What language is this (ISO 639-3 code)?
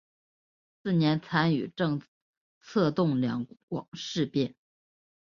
zho